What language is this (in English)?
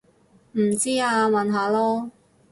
Cantonese